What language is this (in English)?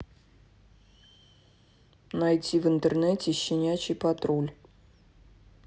Russian